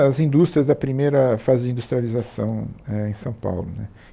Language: Portuguese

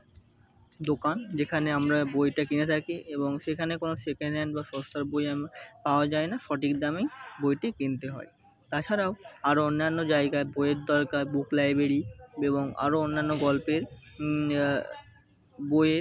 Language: Bangla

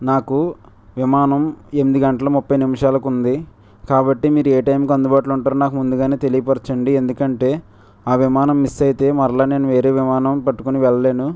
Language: Telugu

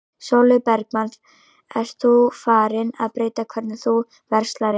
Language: Icelandic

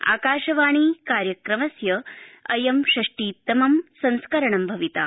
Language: Sanskrit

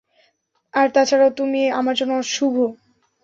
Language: Bangla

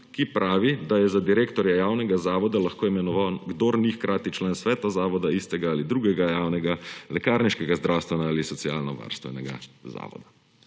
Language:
Slovenian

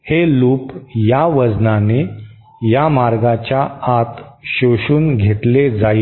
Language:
Marathi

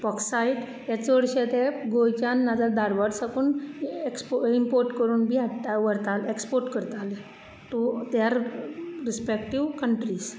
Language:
Konkani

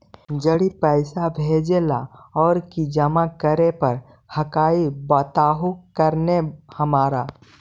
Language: Magahi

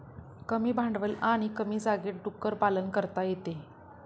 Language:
Marathi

